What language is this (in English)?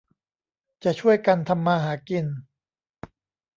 Thai